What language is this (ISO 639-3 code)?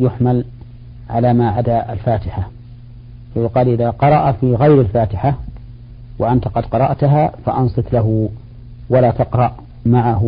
ara